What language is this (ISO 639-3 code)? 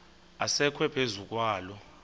xho